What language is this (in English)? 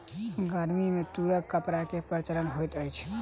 Maithili